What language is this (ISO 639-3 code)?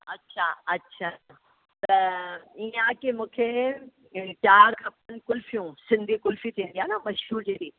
snd